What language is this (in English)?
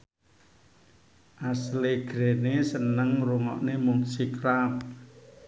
Javanese